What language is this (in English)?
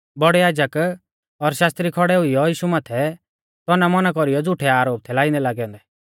Mahasu Pahari